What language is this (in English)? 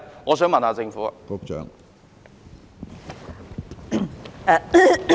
Cantonese